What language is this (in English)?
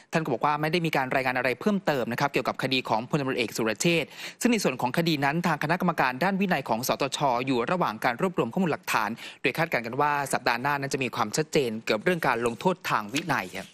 Thai